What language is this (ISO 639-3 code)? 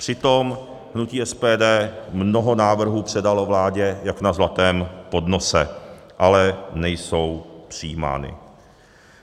ces